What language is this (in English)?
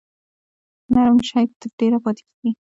Pashto